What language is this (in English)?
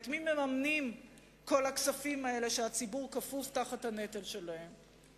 Hebrew